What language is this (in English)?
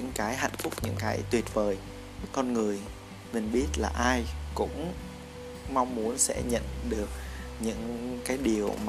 Vietnamese